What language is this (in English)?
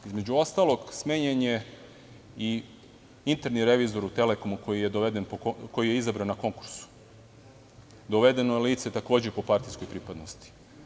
Serbian